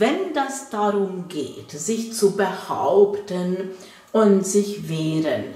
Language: German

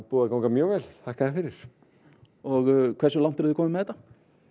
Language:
Icelandic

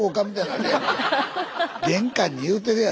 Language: Japanese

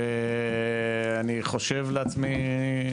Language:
Hebrew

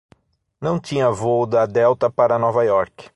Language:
Portuguese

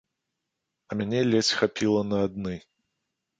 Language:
Belarusian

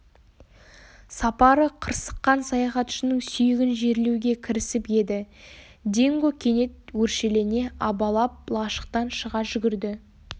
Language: Kazakh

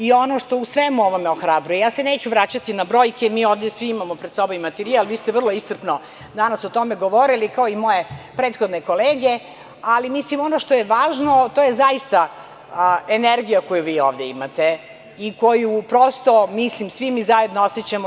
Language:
Serbian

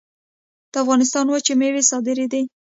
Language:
Pashto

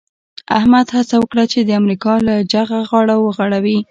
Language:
Pashto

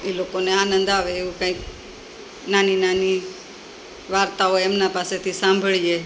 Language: Gujarati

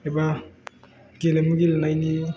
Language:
Bodo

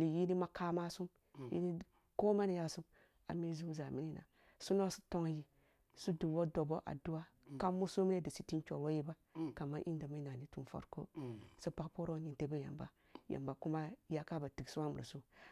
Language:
Kulung (Nigeria)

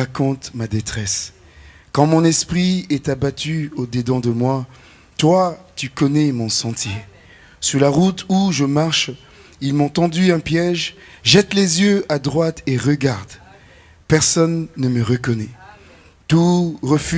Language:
French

